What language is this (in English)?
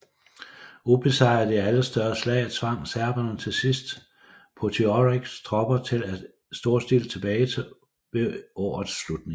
Danish